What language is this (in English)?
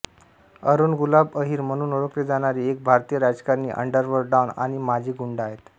Marathi